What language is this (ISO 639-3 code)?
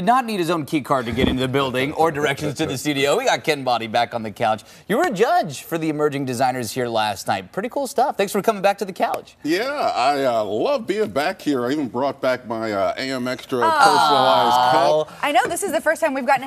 eng